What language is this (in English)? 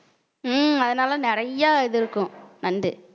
Tamil